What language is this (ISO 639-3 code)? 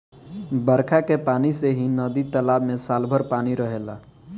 bho